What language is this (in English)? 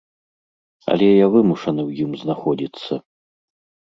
Belarusian